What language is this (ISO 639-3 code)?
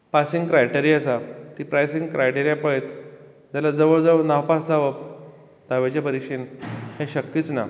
kok